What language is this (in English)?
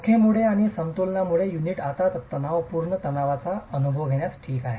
Marathi